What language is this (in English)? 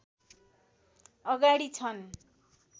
Nepali